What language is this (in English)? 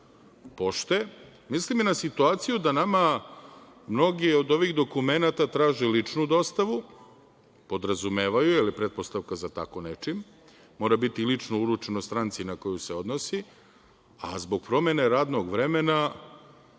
Serbian